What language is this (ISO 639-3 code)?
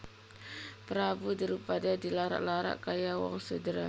jav